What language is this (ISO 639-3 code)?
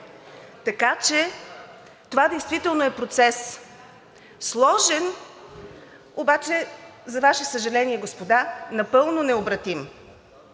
bul